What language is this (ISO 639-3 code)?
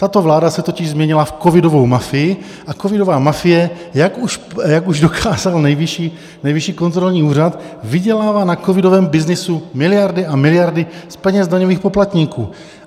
ces